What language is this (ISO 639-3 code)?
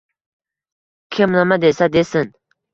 uzb